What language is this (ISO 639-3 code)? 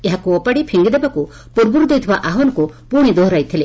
ori